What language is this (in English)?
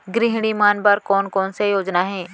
Chhattisgarhi